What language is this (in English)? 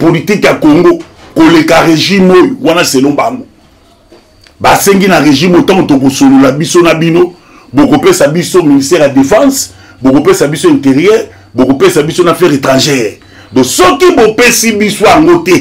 French